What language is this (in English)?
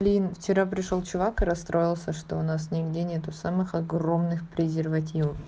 Russian